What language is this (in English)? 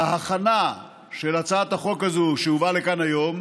Hebrew